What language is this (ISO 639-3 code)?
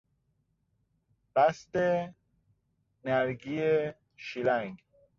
fas